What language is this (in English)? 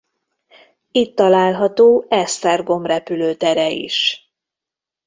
Hungarian